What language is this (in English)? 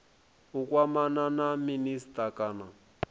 Venda